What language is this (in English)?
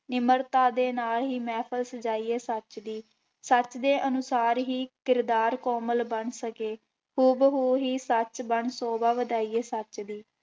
Punjabi